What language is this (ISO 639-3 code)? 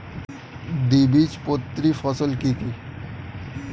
ben